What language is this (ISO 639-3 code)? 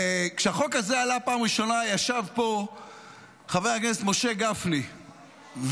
heb